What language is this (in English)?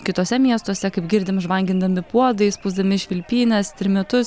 Lithuanian